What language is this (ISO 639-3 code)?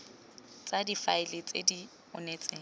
tsn